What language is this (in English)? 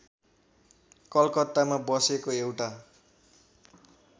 Nepali